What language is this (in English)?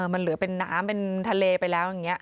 Thai